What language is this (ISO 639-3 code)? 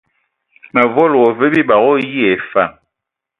ewo